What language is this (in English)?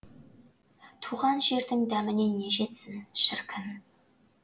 Kazakh